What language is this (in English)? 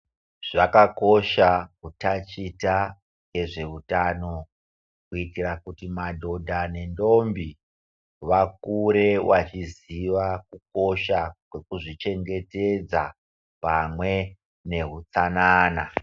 Ndau